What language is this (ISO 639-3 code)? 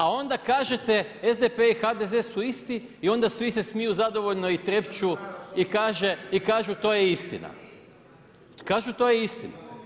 hrv